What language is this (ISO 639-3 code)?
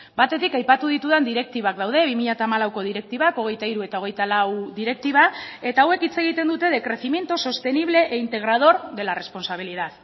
eus